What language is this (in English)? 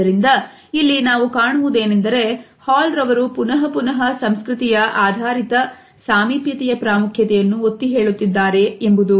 Kannada